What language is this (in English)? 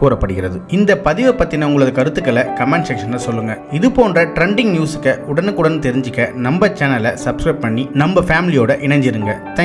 Italian